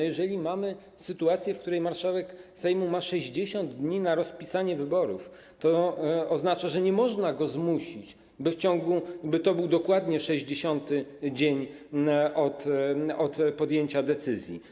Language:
Polish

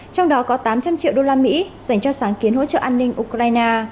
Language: Vietnamese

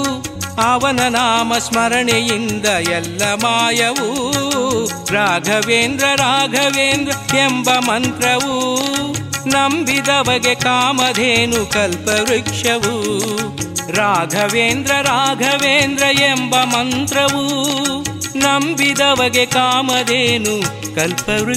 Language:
Kannada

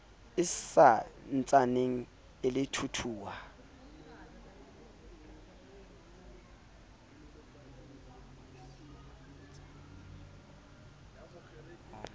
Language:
Southern Sotho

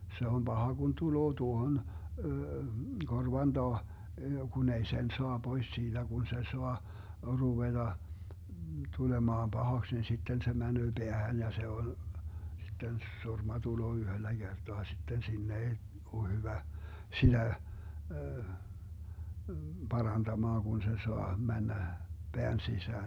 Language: Finnish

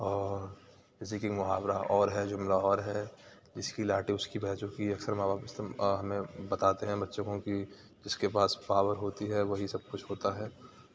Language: Urdu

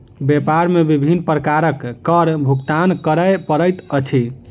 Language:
Maithili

